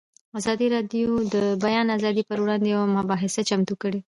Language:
Pashto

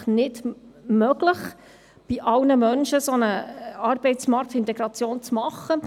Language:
Swiss German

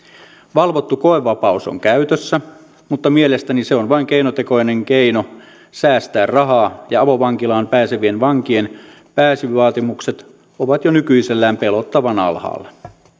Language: Finnish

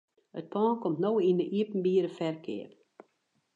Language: Western Frisian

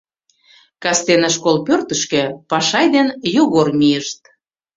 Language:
Mari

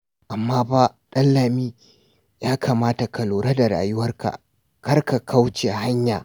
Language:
Hausa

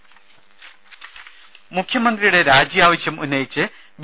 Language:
Malayalam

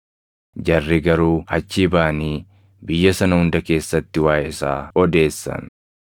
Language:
Oromo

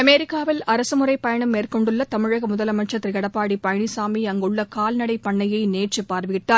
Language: Tamil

